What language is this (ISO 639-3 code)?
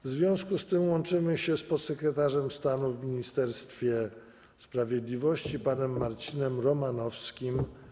pol